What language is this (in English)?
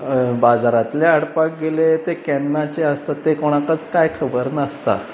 Konkani